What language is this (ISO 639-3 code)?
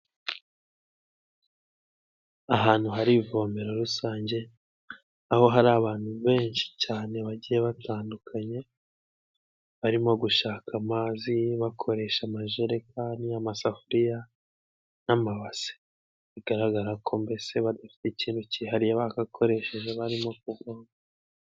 kin